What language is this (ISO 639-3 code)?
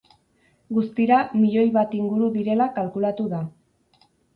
eus